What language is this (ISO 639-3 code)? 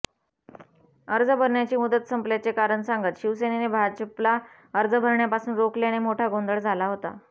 mar